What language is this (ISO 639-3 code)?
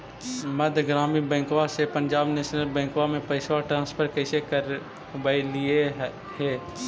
mag